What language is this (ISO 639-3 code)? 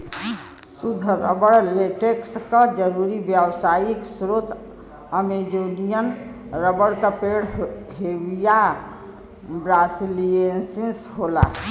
bho